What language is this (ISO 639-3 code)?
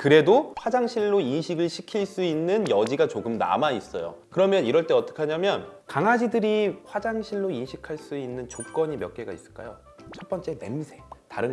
kor